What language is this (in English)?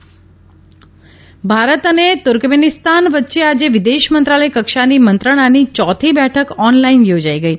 Gujarati